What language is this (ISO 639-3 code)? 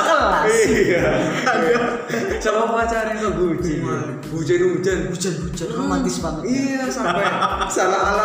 ind